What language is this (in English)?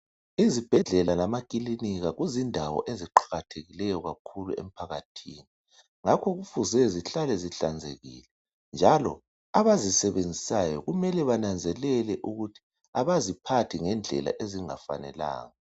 North Ndebele